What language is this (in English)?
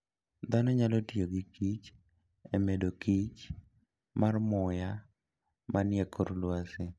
Luo (Kenya and Tanzania)